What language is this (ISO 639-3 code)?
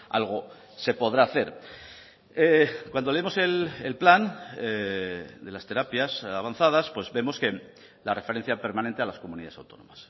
spa